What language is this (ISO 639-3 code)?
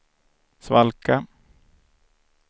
swe